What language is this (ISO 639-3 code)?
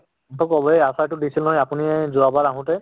asm